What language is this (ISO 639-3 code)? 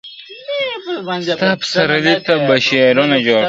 pus